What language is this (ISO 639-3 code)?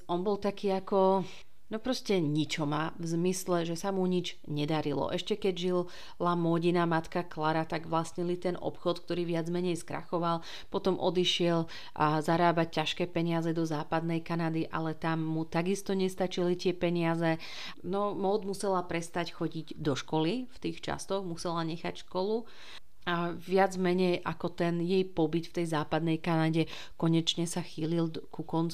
slk